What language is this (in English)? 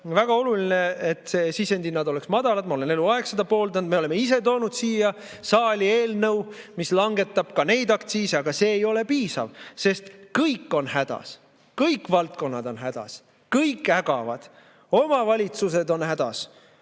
Estonian